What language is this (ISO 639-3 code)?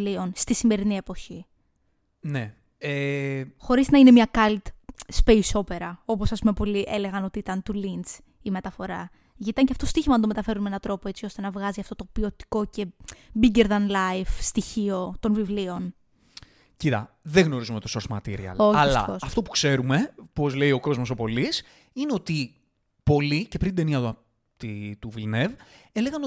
ell